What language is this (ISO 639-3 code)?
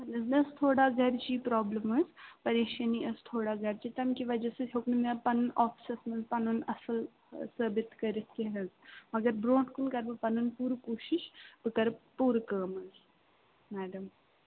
kas